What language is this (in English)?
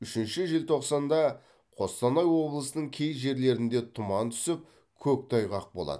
Kazakh